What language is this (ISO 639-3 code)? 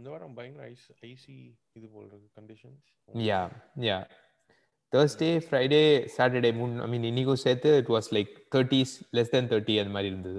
tam